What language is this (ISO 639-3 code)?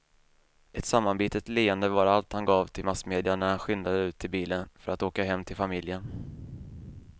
swe